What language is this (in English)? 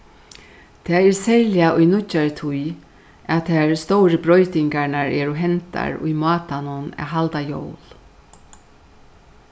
Faroese